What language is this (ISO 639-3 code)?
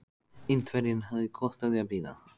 isl